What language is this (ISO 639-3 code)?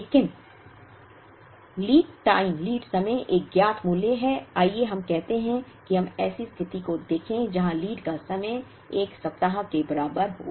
hin